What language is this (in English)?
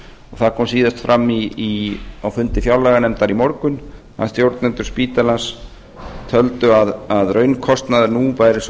Icelandic